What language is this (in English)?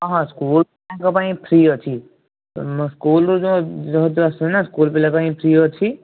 Odia